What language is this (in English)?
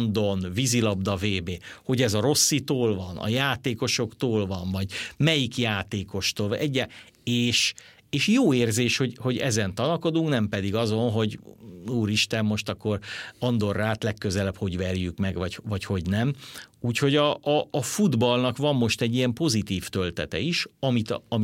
Hungarian